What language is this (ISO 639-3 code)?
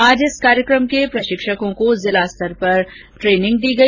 hin